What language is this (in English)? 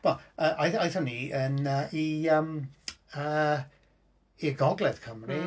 Welsh